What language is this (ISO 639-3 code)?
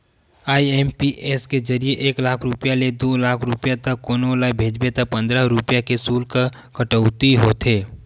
hne